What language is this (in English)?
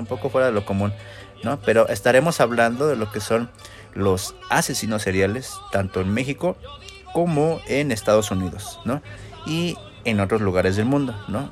Spanish